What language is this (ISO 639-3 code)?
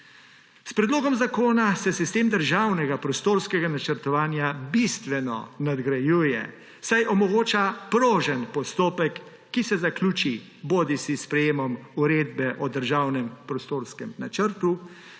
slv